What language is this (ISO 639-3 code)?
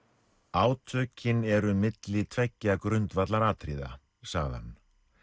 isl